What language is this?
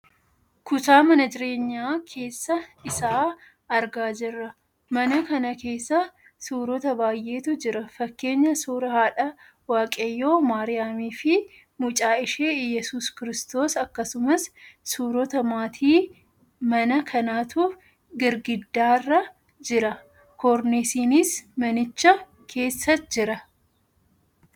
Oromo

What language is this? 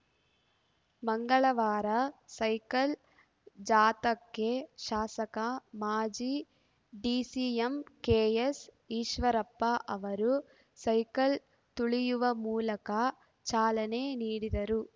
Kannada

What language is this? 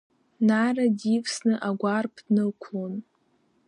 Abkhazian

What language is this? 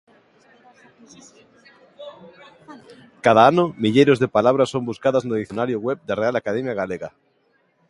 Galician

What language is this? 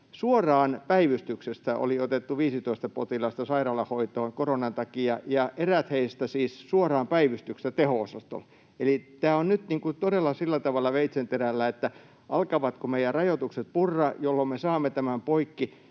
Finnish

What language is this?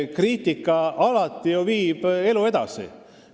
Estonian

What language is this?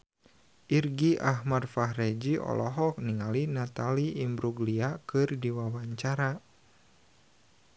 Sundanese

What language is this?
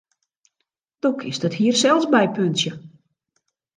Western Frisian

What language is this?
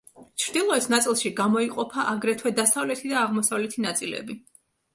Georgian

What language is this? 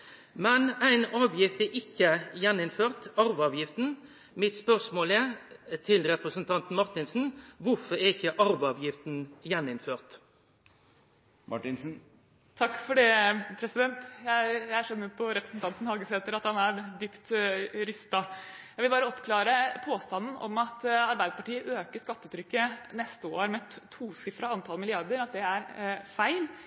Norwegian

